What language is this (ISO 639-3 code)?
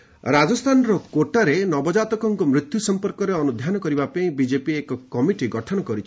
ori